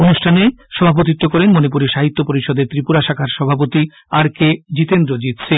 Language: Bangla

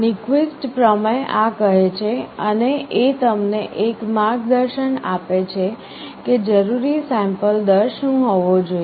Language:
Gujarati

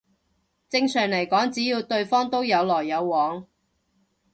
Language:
Cantonese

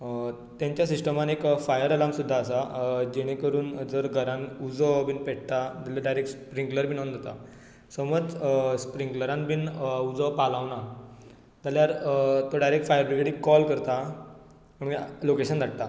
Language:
Konkani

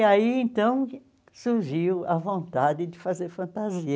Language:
Portuguese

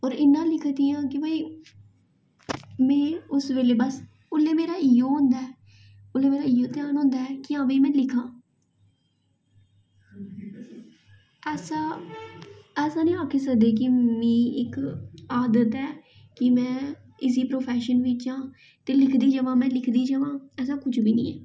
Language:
Dogri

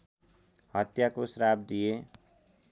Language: Nepali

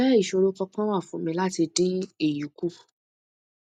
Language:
Yoruba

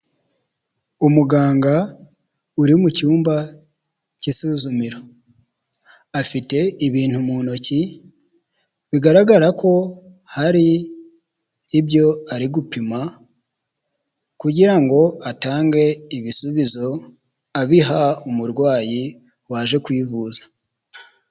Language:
Kinyarwanda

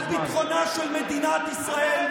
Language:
Hebrew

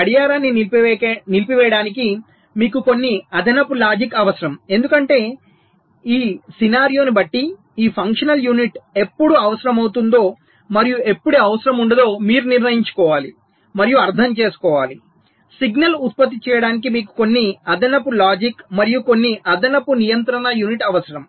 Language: Telugu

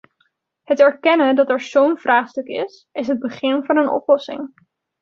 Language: Dutch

